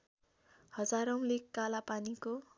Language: Nepali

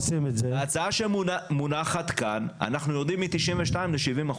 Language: Hebrew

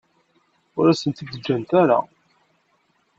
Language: Kabyle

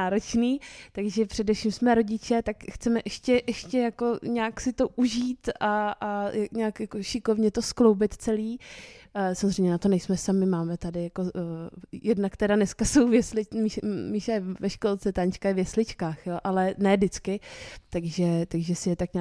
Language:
Czech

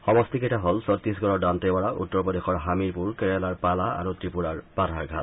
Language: Assamese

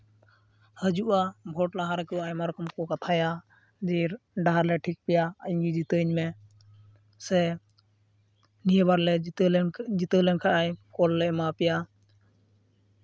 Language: Santali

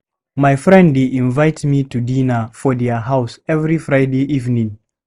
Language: Nigerian Pidgin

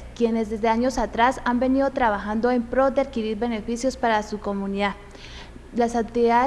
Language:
Spanish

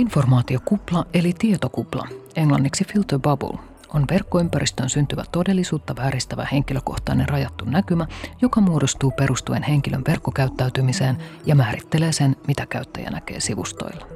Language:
Finnish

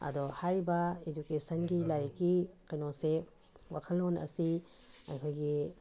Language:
Manipuri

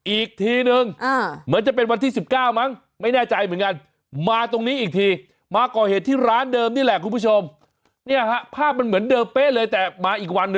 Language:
Thai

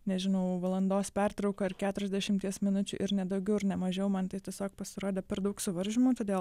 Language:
Lithuanian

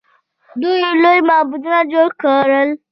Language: Pashto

